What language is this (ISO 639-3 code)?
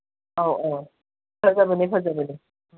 mni